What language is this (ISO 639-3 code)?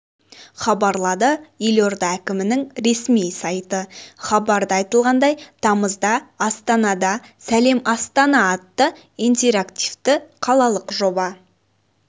kaz